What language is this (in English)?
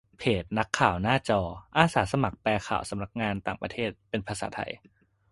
Thai